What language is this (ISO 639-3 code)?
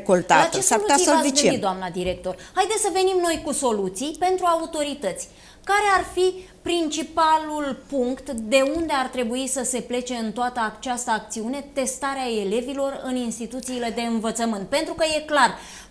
ron